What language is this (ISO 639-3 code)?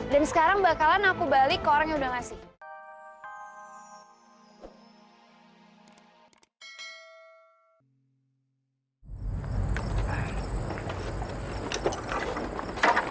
ind